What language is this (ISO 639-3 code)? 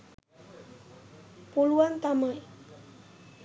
sin